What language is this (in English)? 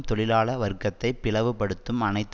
Tamil